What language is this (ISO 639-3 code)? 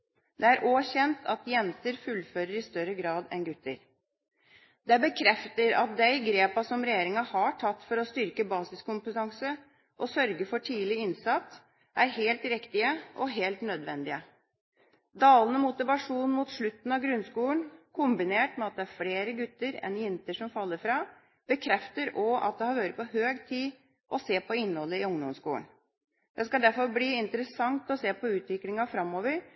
nob